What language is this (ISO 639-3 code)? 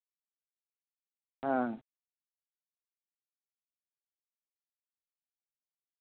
sat